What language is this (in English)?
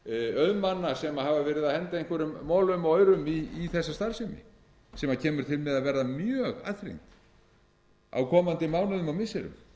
Icelandic